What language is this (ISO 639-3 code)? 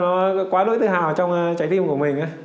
vie